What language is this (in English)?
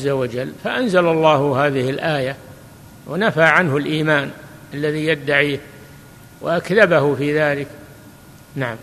Arabic